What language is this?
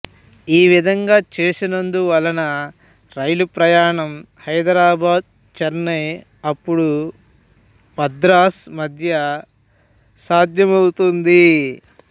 Telugu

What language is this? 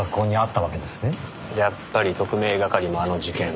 Japanese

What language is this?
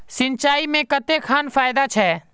Magahi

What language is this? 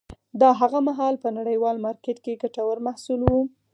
Pashto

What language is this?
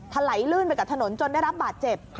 Thai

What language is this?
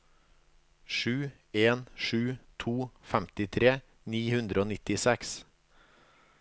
Norwegian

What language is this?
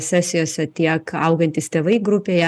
Lithuanian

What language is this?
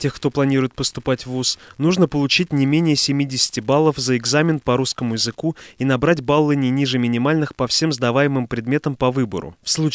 Russian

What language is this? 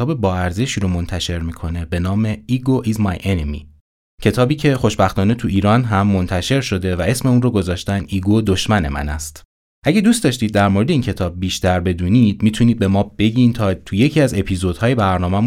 Persian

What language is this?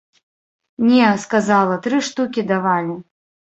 Belarusian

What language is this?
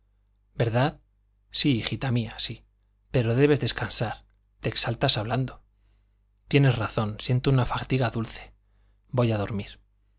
Spanish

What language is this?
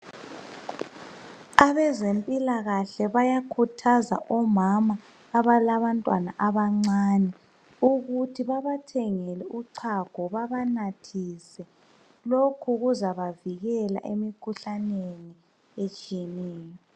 North Ndebele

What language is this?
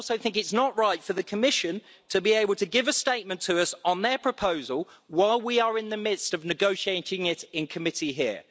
English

